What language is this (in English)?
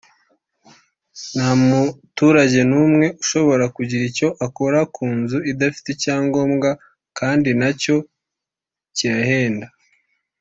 Kinyarwanda